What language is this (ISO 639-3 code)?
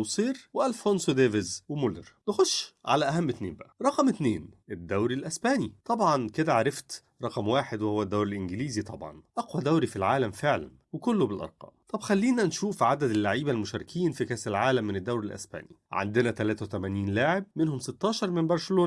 ara